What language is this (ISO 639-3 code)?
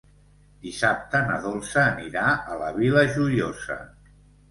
cat